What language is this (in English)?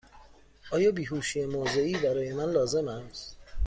Persian